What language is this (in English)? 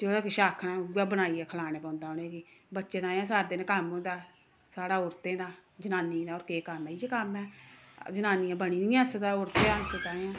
Dogri